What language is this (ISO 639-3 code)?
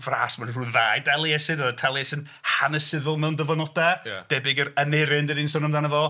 cym